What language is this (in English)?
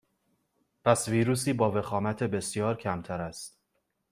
Persian